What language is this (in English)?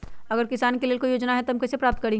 Magahi